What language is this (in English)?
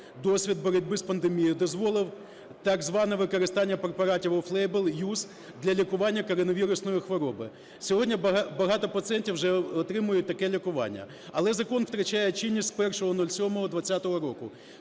Ukrainian